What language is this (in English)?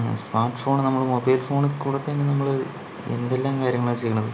Malayalam